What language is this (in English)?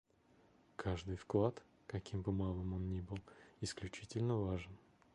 Russian